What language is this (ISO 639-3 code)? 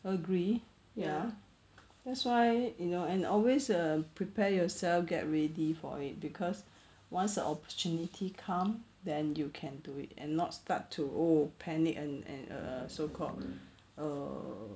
eng